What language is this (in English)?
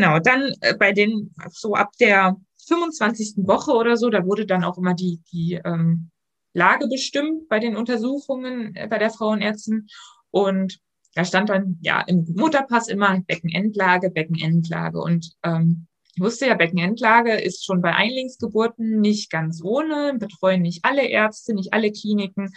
German